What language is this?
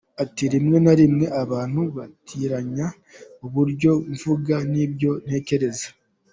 Kinyarwanda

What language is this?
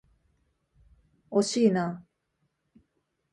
Japanese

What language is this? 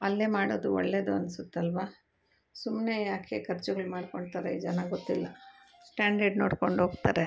Kannada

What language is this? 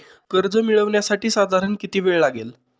Marathi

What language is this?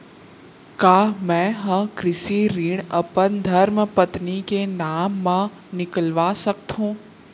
Chhattisgarhi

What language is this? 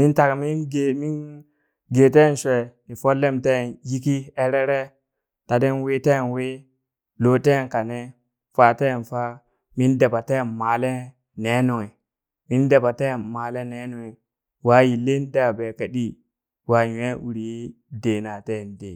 Burak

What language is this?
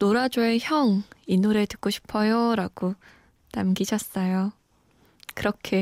Korean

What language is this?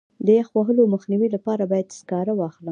Pashto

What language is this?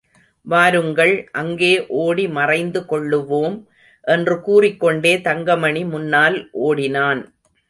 Tamil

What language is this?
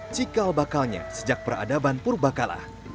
Indonesian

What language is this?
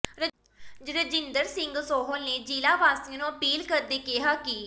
Punjabi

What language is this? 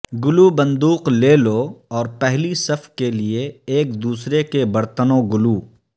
Urdu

